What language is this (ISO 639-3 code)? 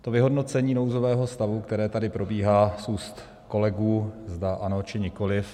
ces